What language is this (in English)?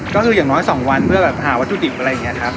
Thai